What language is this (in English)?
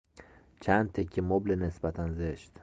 Persian